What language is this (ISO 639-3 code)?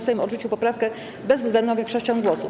pol